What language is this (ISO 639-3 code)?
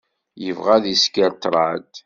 kab